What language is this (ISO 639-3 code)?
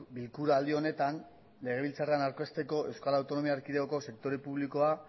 eus